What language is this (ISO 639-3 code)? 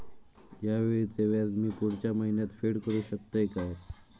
mar